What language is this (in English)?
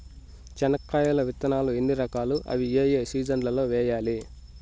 Telugu